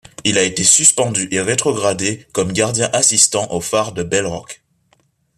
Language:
French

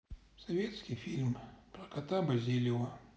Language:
Russian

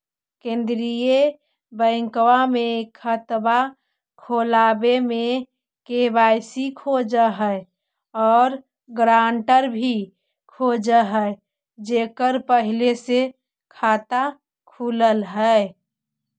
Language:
Magahi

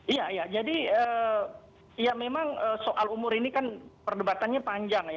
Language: Indonesian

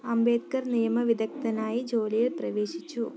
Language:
Malayalam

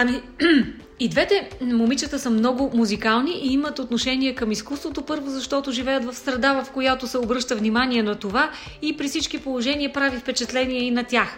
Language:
Bulgarian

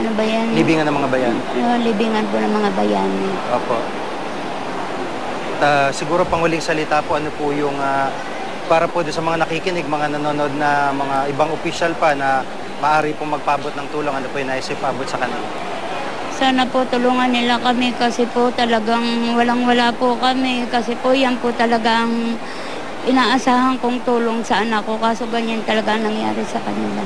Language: Filipino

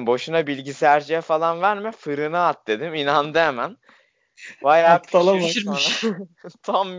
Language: Turkish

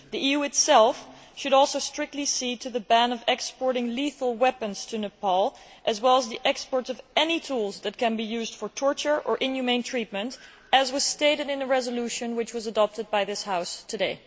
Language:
English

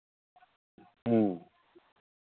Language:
Santali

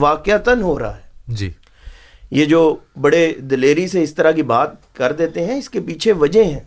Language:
Urdu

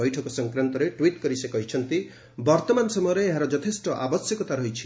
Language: Odia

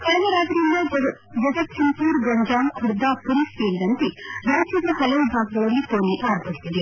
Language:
Kannada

